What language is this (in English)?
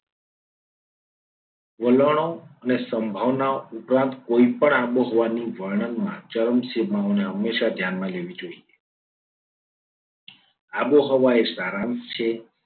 Gujarati